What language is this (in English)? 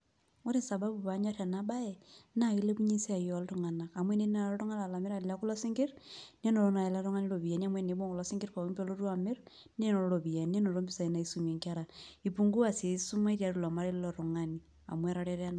Masai